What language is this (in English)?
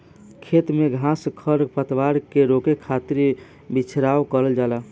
Bhojpuri